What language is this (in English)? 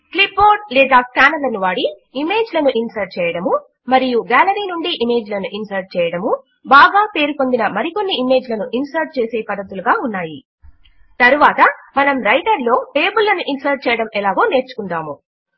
Telugu